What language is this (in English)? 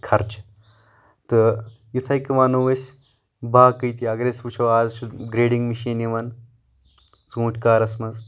Kashmiri